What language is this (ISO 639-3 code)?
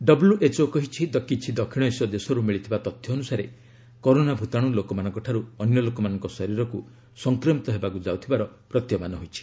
ori